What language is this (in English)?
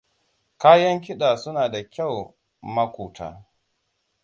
Hausa